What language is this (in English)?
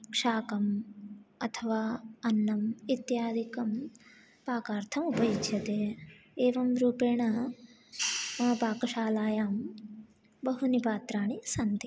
Sanskrit